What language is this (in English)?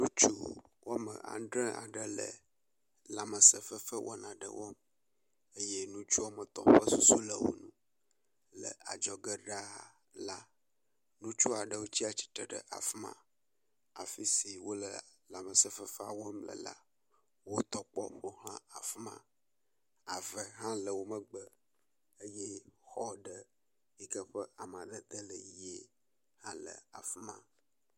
Ewe